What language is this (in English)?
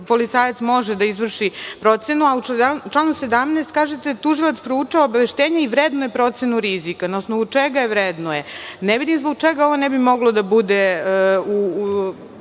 Serbian